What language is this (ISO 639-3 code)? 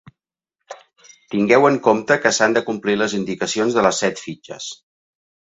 cat